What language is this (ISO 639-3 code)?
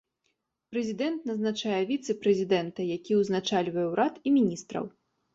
bel